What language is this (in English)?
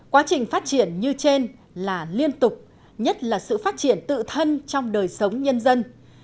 Vietnamese